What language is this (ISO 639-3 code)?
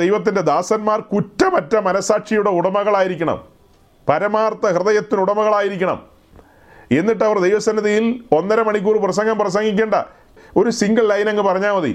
mal